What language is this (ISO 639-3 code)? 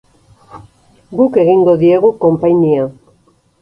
eus